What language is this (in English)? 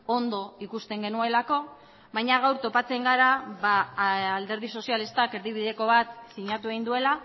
Basque